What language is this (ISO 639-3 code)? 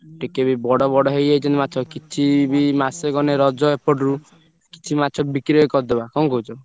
ori